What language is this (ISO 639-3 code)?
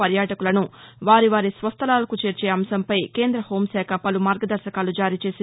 tel